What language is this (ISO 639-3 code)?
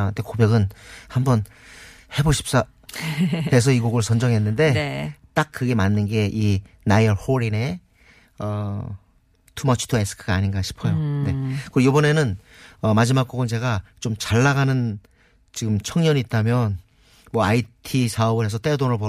kor